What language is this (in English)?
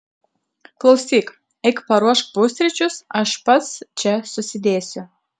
Lithuanian